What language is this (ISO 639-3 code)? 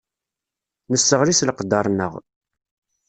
kab